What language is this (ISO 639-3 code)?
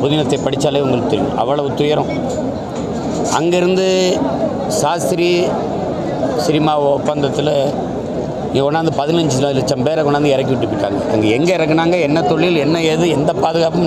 ind